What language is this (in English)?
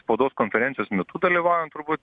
Lithuanian